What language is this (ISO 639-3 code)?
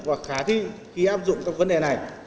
vie